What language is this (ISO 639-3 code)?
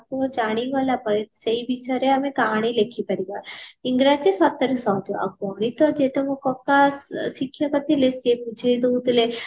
ori